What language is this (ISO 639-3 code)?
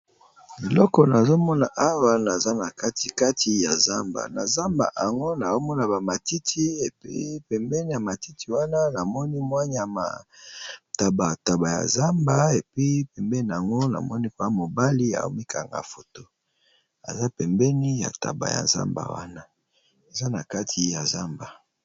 lin